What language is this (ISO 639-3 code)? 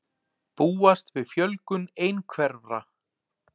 isl